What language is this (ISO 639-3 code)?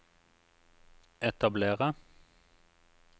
nor